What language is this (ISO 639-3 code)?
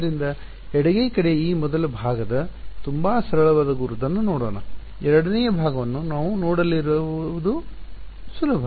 kan